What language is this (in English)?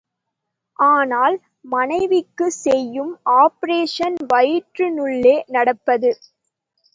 Tamil